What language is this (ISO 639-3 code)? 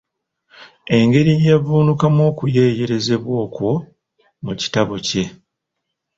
lug